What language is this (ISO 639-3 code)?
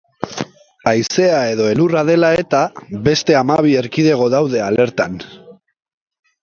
eus